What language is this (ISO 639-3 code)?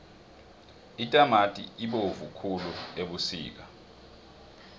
nbl